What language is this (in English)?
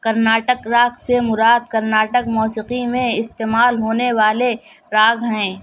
Urdu